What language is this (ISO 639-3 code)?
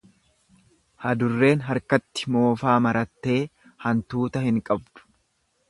orm